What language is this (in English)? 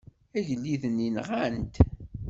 Kabyle